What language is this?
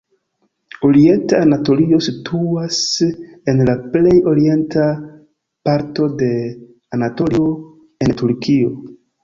Esperanto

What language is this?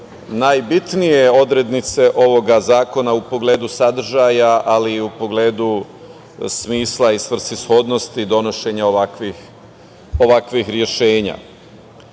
Serbian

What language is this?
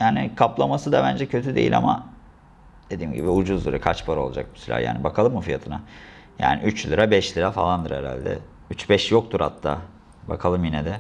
Turkish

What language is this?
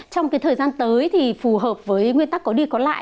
Vietnamese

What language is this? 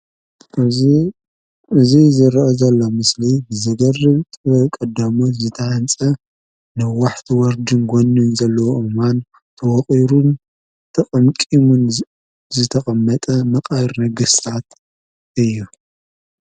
Tigrinya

